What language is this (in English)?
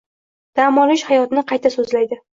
Uzbek